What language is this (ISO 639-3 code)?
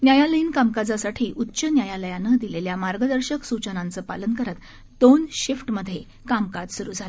mar